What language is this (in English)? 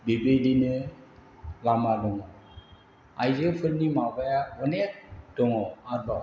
Bodo